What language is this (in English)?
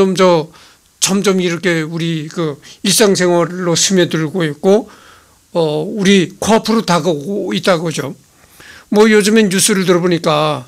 Korean